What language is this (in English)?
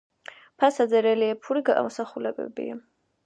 Georgian